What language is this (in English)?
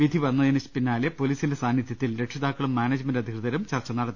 Malayalam